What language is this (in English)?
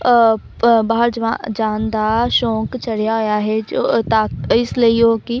Punjabi